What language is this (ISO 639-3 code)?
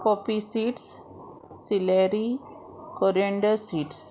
kok